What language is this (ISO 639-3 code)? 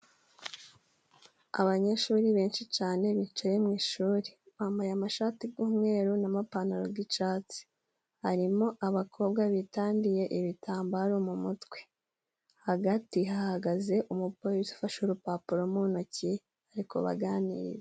kin